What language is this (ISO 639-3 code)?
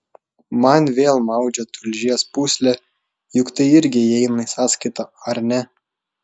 lit